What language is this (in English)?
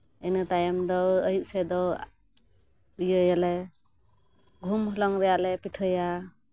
Santali